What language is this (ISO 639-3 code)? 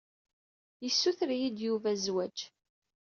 kab